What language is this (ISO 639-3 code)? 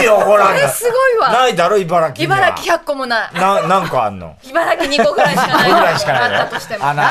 jpn